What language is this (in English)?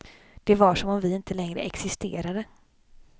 Swedish